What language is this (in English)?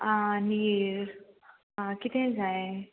Konkani